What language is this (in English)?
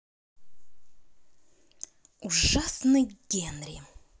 Russian